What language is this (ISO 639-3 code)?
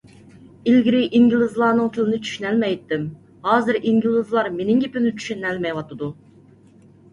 uig